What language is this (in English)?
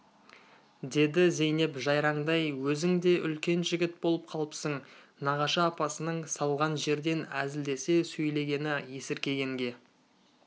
Kazakh